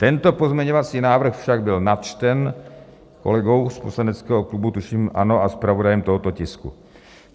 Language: Czech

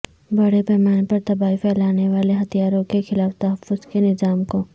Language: Urdu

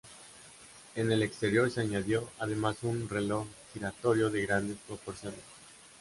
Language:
Spanish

